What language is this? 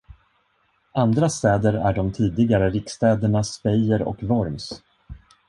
Swedish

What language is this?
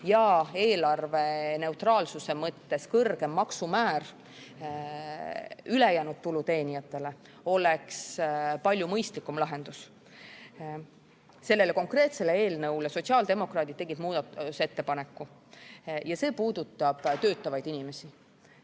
Estonian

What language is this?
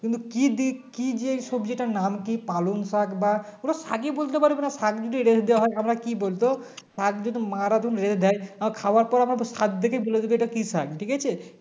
Bangla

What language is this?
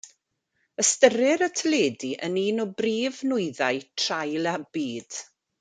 Welsh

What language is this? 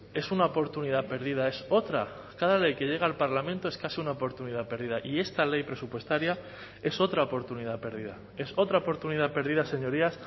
Spanish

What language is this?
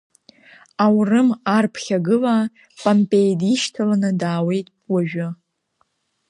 Abkhazian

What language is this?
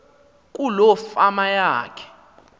Xhosa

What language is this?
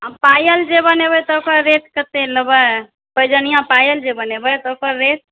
Maithili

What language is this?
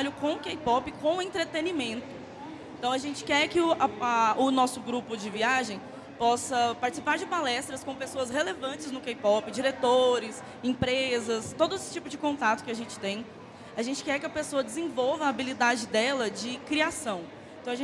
Portuguese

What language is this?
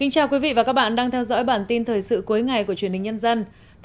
Vietnamese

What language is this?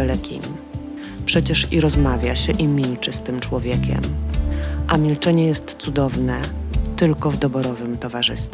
Polish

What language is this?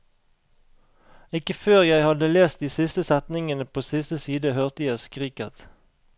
Norwegian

